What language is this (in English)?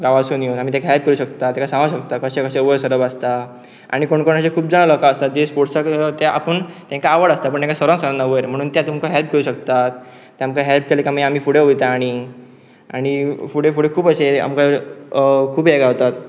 Konkani